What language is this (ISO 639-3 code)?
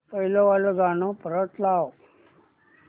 mar